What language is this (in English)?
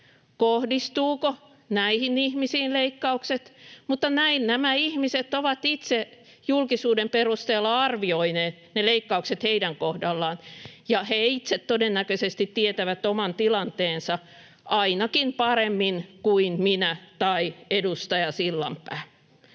Finnish